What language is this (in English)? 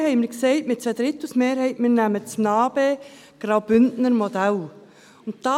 Swiss German